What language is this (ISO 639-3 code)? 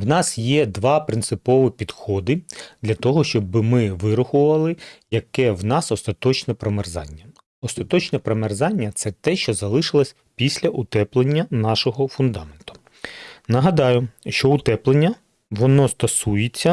ukr